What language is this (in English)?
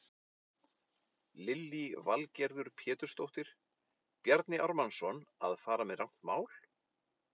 Icelandic